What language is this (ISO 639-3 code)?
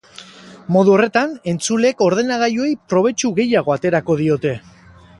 eus